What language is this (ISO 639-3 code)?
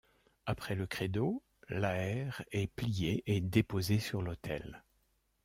fra